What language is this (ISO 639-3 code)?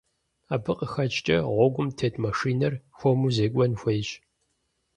kbd